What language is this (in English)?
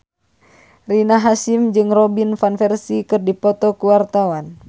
Sundanese